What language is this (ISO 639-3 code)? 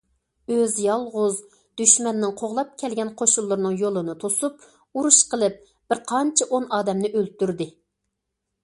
uig